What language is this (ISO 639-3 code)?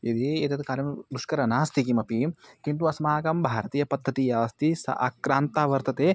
san